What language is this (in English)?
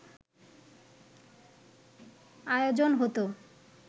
Bangla